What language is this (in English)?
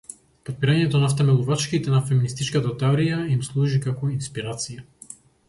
Macedonian